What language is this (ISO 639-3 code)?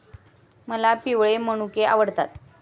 mar